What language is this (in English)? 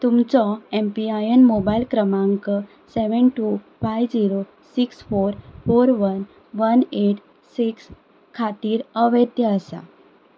Konkani